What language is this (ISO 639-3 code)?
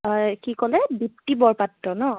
asm